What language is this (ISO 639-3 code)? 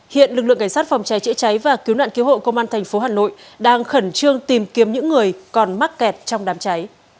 vie